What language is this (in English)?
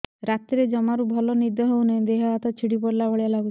Odia